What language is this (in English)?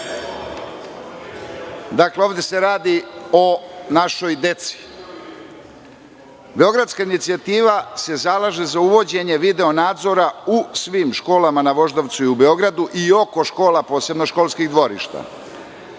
Serbian